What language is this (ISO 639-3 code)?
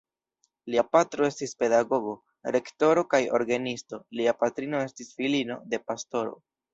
epo